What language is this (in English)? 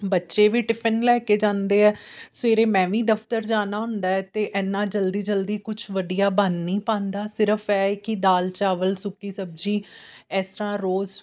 Punjabi